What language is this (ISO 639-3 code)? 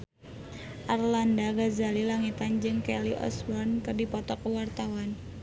sun